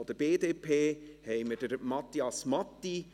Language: Swiss German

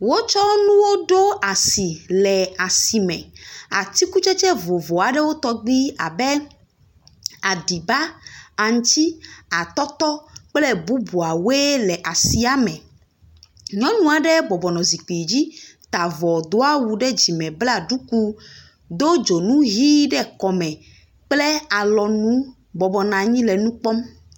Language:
Ewe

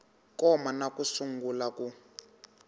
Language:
Tsonga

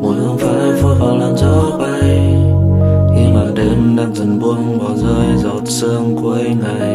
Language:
Vietnamese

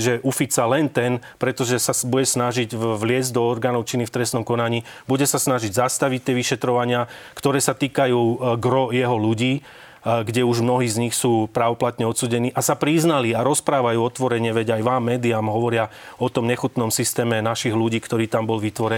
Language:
Slovak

